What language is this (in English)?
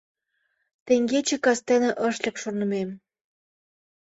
Mari